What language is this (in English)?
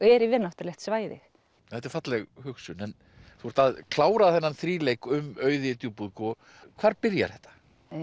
Icelandic